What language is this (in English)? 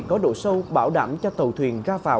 Vietnamese